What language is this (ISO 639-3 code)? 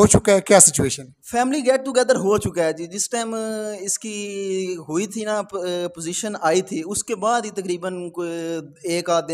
hin